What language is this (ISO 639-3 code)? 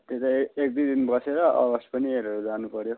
nep